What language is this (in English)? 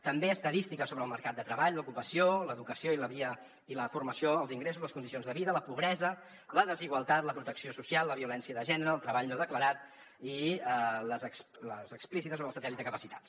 Catalan